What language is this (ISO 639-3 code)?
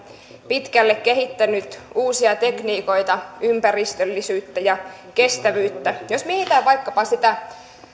fin